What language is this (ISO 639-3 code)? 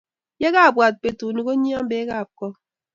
kln